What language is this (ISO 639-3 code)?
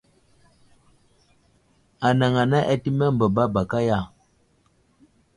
udl